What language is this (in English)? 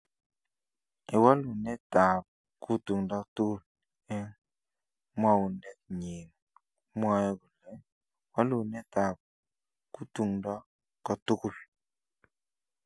Kalenjin